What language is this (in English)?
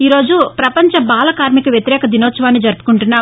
Telugu